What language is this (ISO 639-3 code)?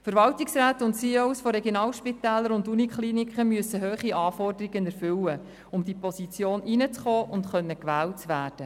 gsw